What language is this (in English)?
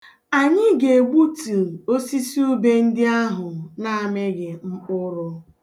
Igbo